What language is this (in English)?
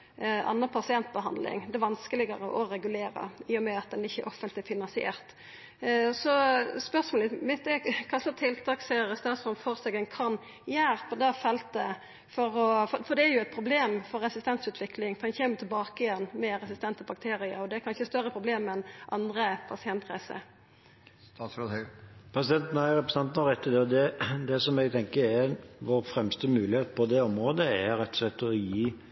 Norwegian